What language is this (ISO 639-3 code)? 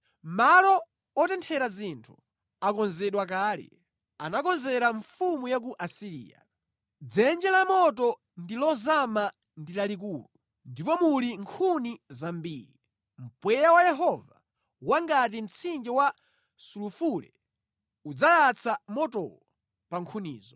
nya